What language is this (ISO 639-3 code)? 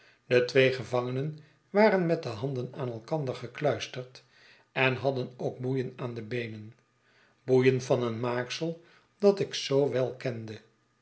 nld